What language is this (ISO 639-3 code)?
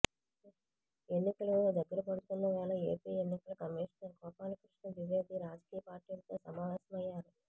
tel